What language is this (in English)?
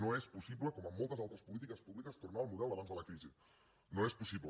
Catalan